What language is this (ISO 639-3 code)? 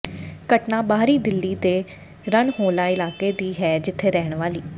pan